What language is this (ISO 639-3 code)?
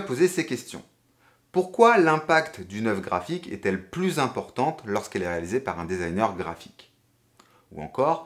fra